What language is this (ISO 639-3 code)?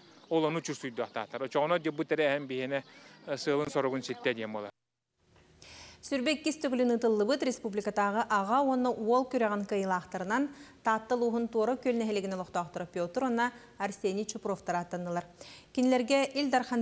tur